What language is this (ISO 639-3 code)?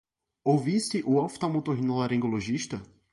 por